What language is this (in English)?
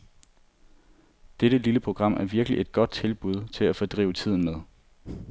Danish